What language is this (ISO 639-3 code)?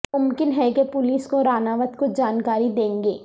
urd